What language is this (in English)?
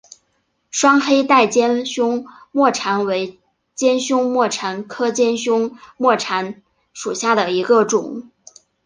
Chinese